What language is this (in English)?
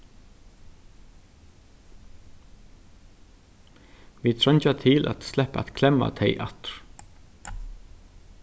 Faroese